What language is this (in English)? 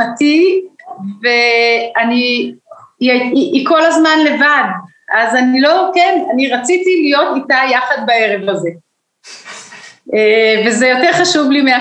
Hebrew